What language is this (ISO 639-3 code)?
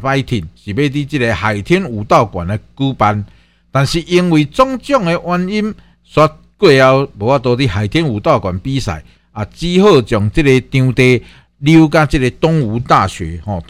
zho